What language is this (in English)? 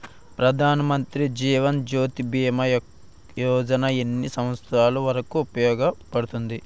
Telugu